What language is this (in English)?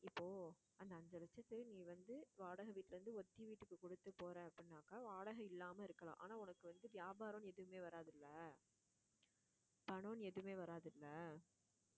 Tamil